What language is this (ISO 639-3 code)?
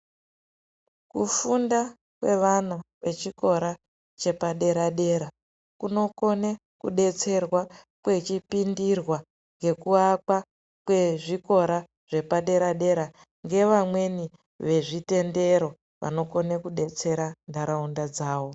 ndc